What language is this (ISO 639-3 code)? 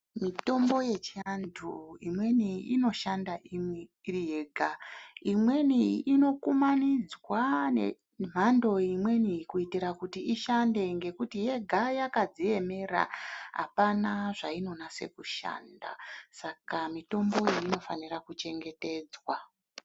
ndc